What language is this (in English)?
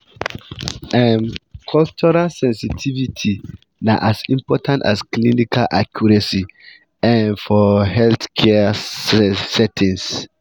Nigerian Pidgin